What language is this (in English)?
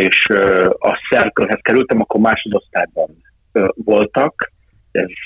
Hungarian